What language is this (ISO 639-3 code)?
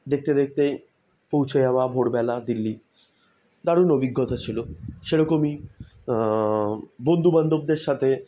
ben